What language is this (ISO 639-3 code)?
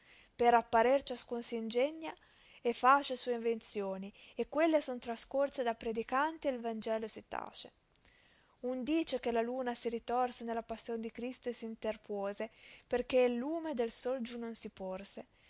ita